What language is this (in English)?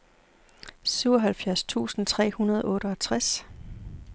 Danish